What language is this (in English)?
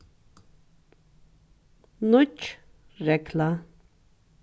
Faroese